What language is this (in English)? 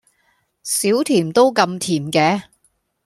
Cantonese